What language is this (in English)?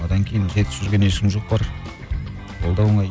Kazakh